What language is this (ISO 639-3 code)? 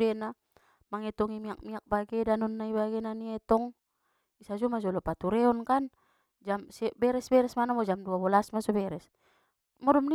btm